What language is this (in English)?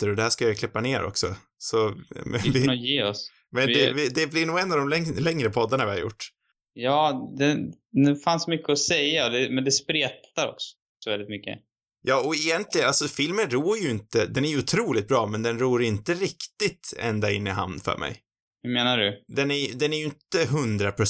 Swedish